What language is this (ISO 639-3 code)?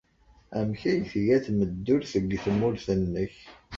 kab